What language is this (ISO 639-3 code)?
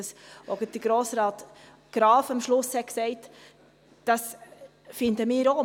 gsw